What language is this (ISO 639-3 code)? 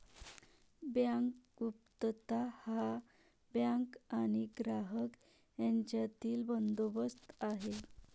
mar